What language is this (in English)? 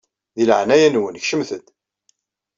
Kabyle